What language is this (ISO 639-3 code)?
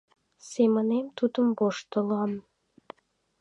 chm